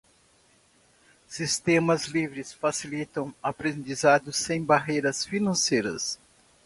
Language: Portuguese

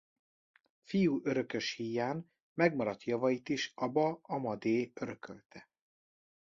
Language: Hungarian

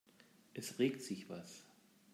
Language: German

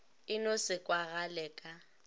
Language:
Northern Sotho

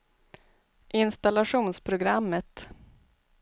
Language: Swedish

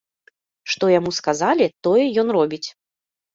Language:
Belarusian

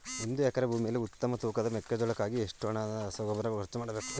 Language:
Kannada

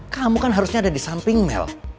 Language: Indonesian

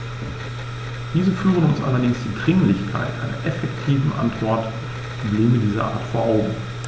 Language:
German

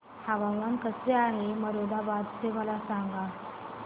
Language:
Marathi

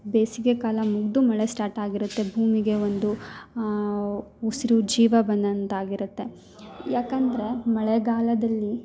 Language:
Kannada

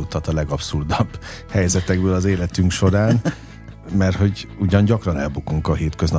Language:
Hungarian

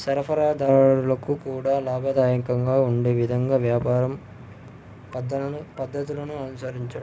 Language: Telugu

